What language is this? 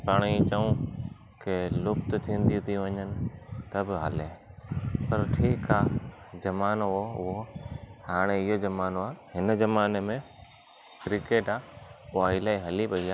Sindhi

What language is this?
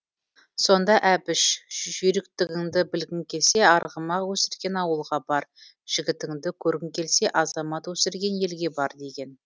Kazakh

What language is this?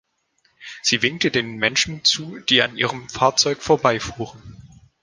German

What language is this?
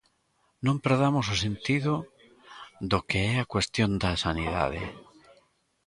Galician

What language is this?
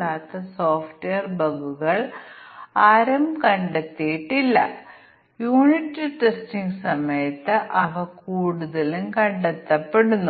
Malayalam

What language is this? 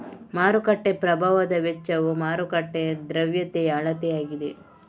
Kannada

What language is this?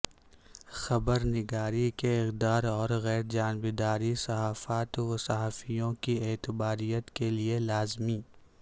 Urdu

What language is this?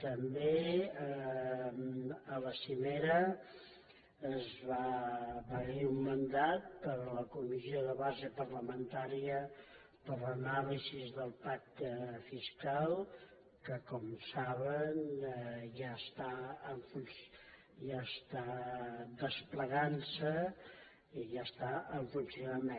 Catalan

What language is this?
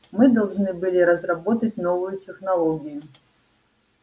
Russian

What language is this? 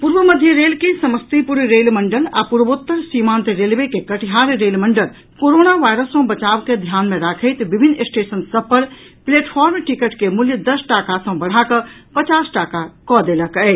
Maithili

